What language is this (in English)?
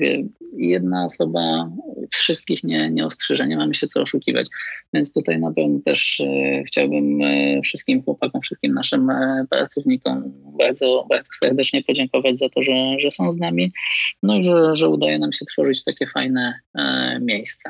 Polish